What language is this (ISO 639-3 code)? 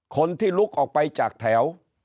tha